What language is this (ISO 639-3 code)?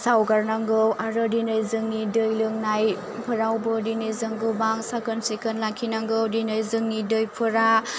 brx